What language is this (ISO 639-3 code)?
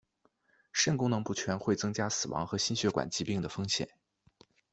zho